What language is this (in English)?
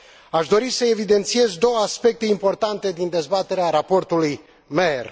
Romanian